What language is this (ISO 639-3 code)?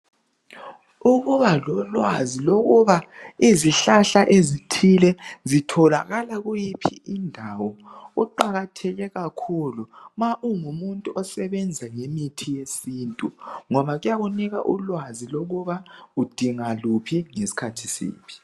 nde